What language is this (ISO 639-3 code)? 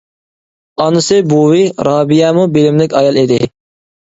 uig